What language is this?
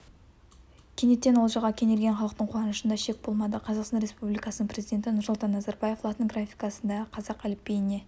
Kazakh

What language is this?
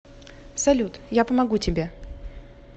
Russian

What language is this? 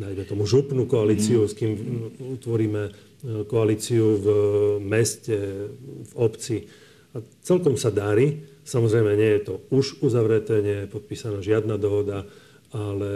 Slovak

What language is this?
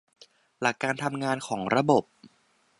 Thai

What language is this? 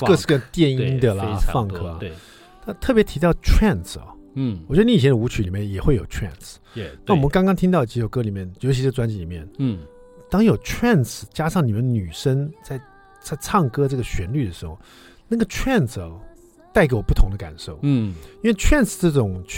Chinese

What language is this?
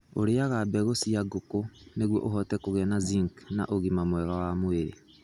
Kikuyu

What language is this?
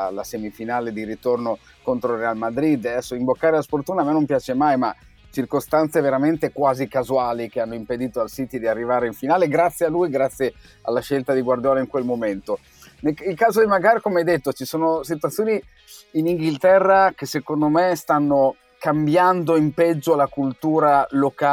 Italian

